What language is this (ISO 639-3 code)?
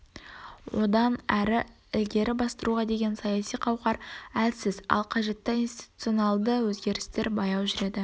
kaz